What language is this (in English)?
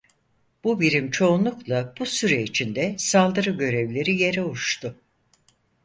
Turkish